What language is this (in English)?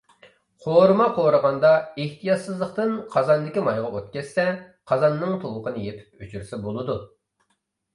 Uyghur